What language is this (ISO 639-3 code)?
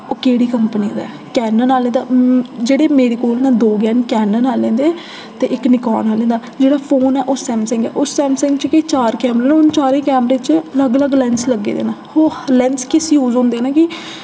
doi